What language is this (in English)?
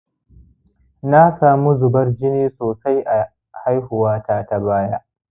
Hausa